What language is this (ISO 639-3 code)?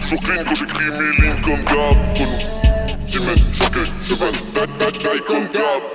fra